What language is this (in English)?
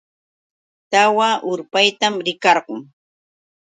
Yauyos Quechua